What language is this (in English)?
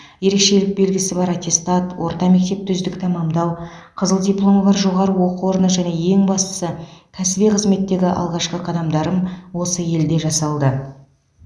Kazakh